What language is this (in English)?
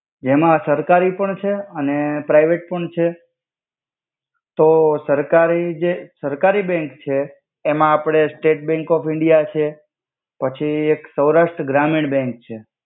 Gujarati